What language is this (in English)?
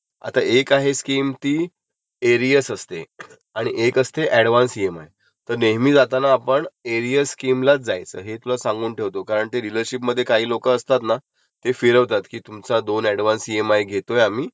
Marathi